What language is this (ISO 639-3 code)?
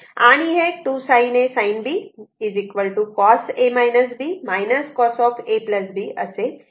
mar